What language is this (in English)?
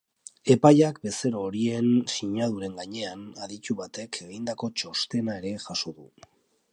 Basque